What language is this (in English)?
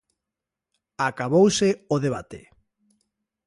Galician